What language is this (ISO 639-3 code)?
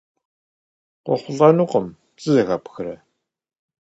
kbd